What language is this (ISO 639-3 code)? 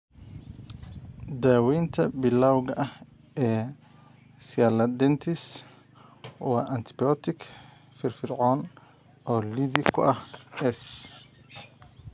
som